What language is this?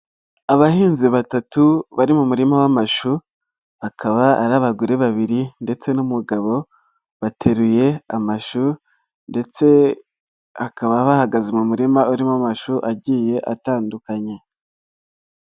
Kinyarwanda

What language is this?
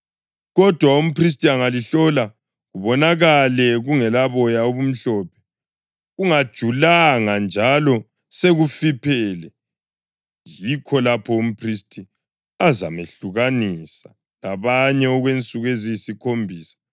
North Ndebele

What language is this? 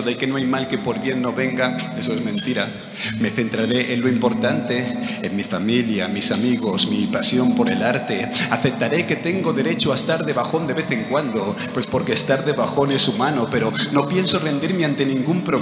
Spanish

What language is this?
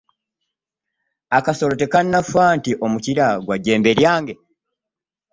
Ganda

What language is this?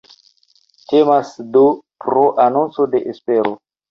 Esperanto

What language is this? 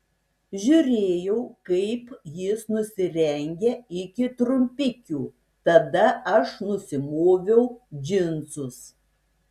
Lithuanian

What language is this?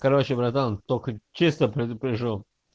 Russian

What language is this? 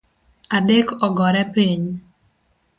Luo (Kenya and Tanzania)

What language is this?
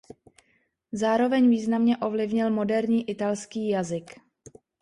Czech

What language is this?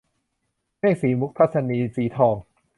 Thai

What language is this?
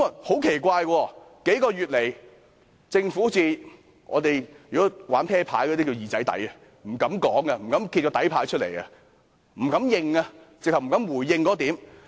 Cantonese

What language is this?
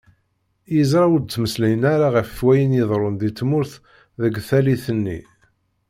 Kabyle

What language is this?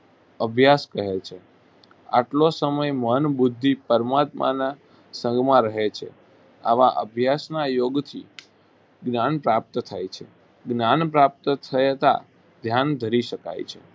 Gujarati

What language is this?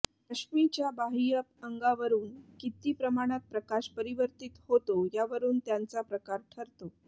Marathi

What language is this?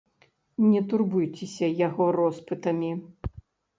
Belarusian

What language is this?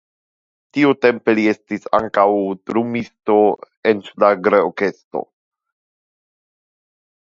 Esperanto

